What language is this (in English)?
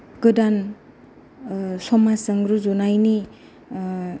Bodo